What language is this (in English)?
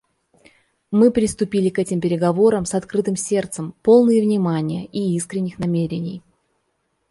Russian